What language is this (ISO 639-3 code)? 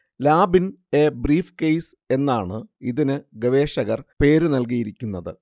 mal